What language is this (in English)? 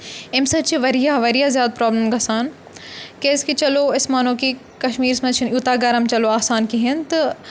Kashmiri